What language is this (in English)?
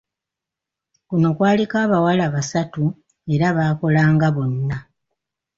Ganda